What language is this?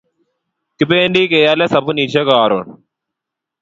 Kalenjin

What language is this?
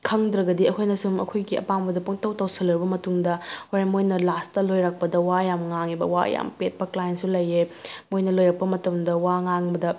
Manipuri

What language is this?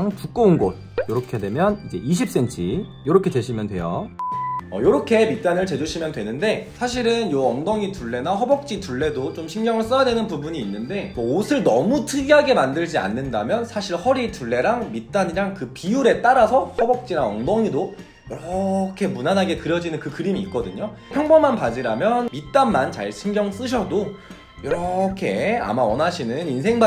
Korean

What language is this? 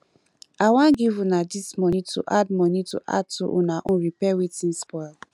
Nigerian Pidgin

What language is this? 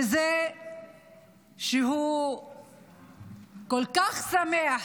Hebrew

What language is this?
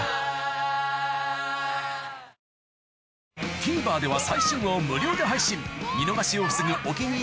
Japanese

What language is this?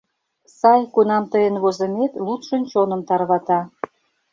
Mari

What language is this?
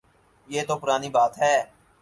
Urdu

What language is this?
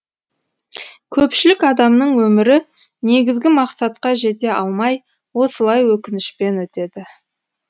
Kazakh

